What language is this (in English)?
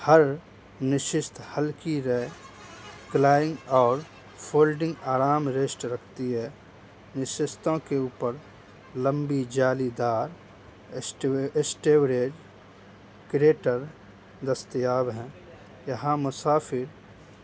Urdu